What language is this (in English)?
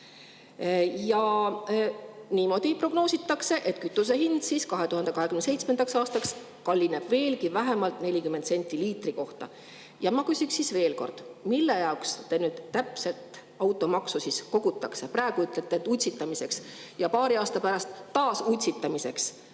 Estonian